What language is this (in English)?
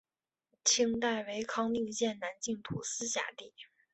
Chinese